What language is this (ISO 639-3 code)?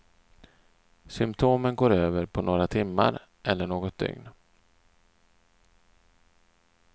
swe